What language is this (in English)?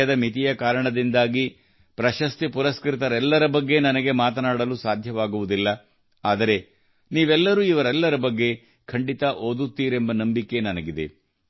Kannada